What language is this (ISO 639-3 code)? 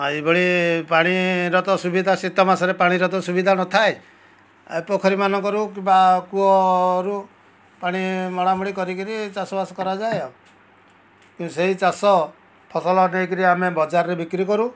ori